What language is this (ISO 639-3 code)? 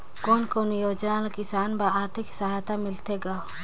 hne